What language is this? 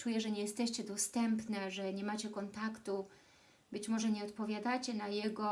Polish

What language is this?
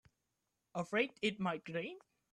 English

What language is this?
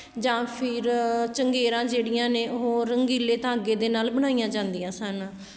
Punjabi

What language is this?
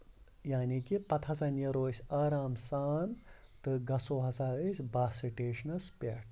Kashmiri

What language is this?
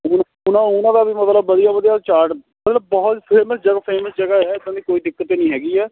Punjabi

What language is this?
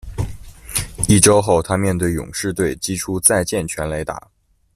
Chinese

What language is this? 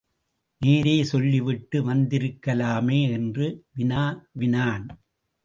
Tamil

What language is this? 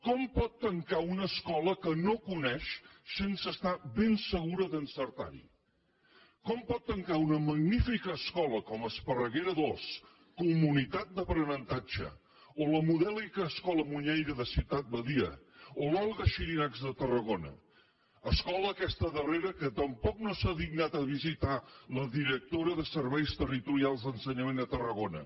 Catalan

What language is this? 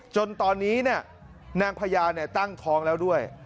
Thai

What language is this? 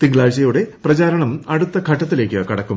Malayalam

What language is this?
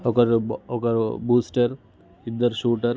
Telugu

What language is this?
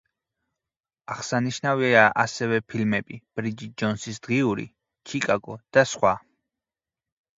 Georgian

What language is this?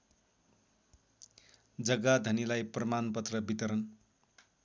Nepali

